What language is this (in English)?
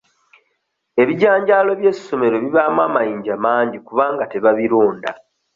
Ganda